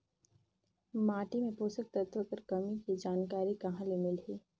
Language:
Chhattisgarhi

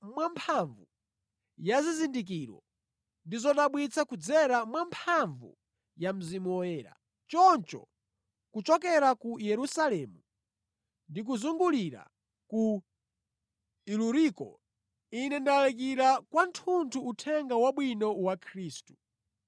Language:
Nyanja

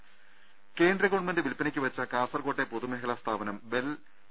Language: Malayalam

